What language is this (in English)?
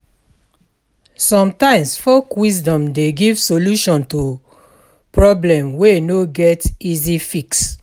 Nigerian Pidgin